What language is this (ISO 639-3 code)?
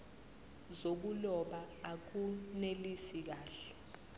zul